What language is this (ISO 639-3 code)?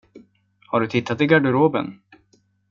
swe